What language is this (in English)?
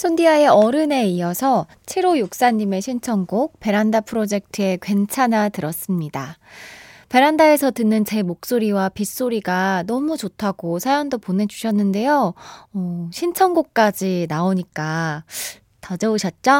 Korean